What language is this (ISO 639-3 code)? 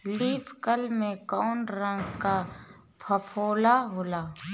bho